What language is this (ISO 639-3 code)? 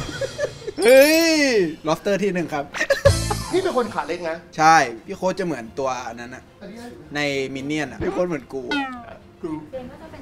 tha